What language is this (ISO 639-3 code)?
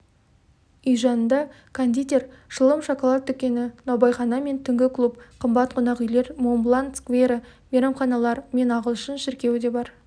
kaz